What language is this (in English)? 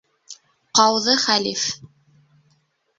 Bashkir